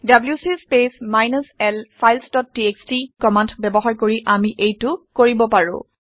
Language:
Assamese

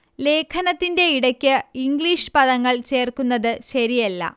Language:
Malayalam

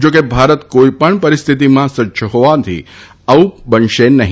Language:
Gujarati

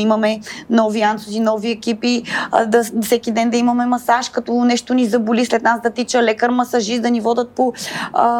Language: Bulgarian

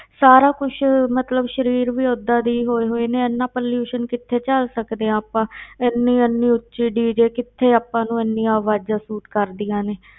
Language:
Punjabi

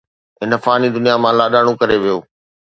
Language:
Sindhi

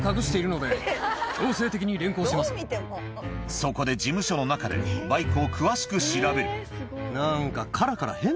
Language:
Japanese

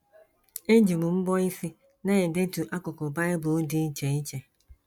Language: Igbo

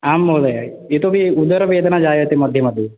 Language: Sanskrit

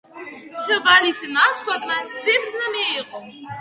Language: Georgian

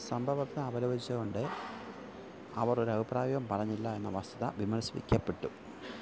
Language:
Malayalam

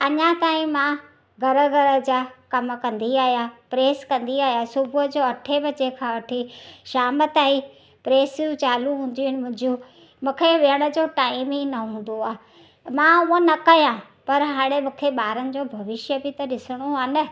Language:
Sindhi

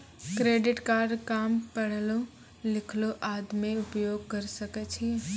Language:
Maithili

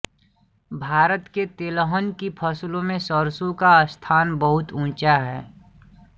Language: Hindi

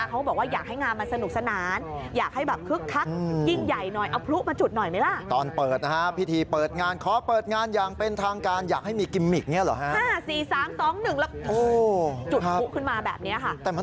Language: Thai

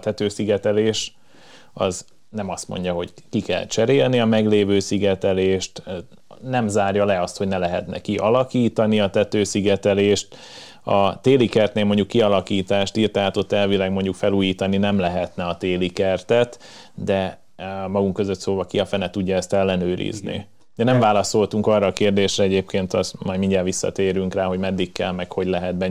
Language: Hungarian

